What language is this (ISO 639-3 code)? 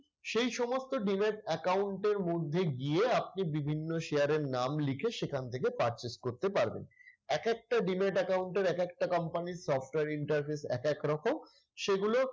ben